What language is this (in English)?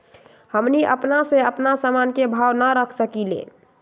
Magahi